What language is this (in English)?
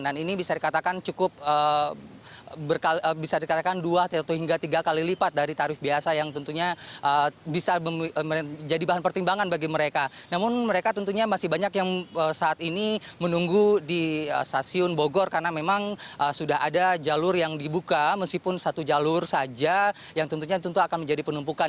Indonesian